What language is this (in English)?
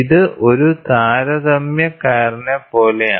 Malayalam